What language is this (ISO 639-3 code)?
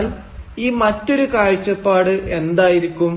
mal